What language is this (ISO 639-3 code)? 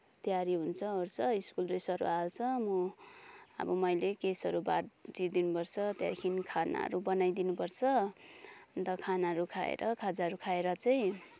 nep